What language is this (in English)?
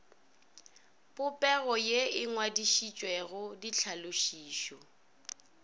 Northern Sotho